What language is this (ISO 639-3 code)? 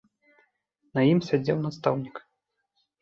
bel